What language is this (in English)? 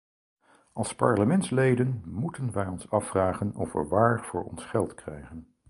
Dutch